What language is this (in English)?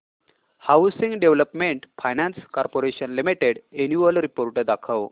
Marathi